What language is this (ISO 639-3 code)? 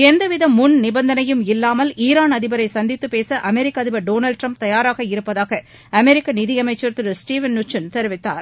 tam